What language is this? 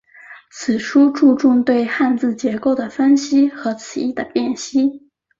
Chinese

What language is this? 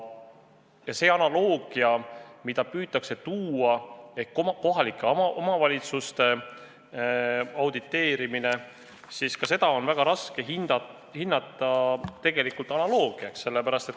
Estonian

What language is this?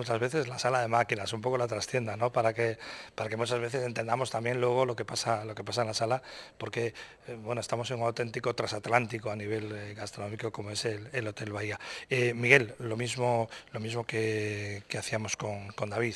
Spanish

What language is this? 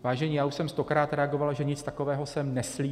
Czech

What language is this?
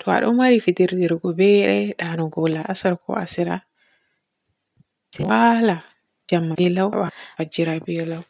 Borgu Fulfulde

